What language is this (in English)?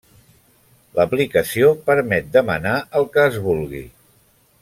Catalan